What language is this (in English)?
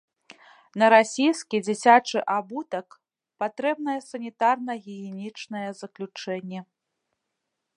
Belarusian